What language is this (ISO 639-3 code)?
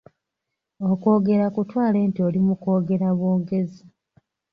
lug